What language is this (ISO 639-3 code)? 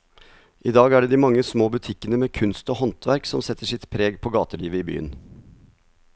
nor